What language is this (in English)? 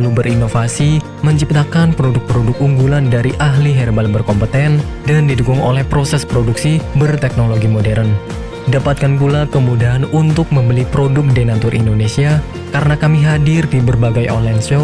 Indonesian